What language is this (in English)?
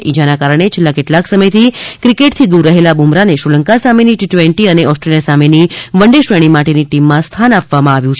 Gujarati